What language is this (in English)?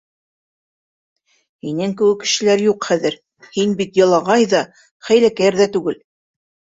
Bashkir